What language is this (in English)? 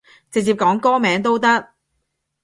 Cantonese